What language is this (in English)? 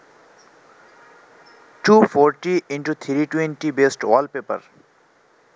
Bangla